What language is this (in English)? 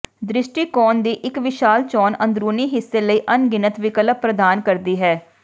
Punjabi